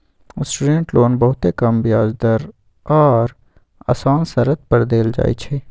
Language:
Magahi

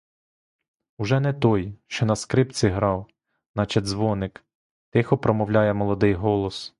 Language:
Ukrainian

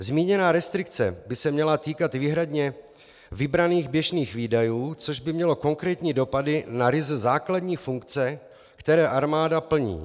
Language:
Czech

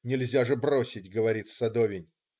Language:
Russian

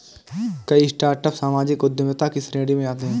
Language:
Hindi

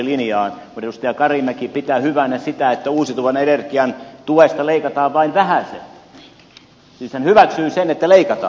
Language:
Finnish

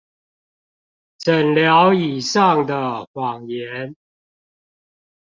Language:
Chinese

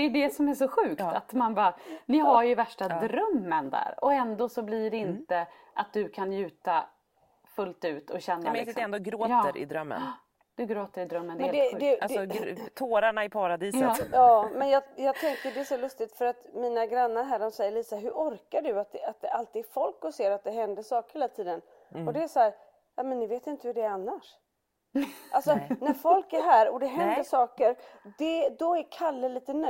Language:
Swedish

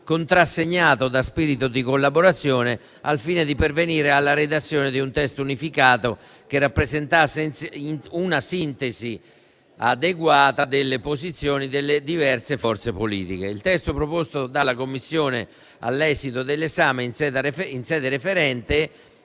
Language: Italian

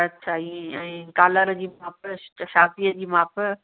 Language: Sindhi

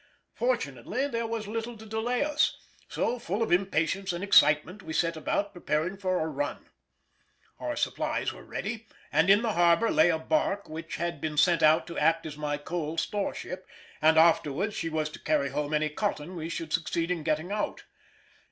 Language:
English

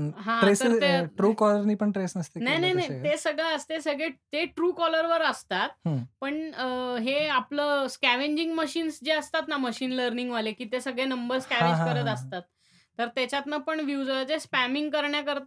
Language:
Marathi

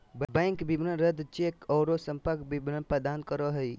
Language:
Magahi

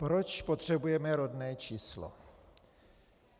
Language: Czech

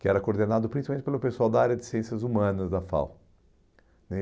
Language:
Portuguese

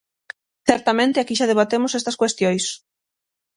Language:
Galician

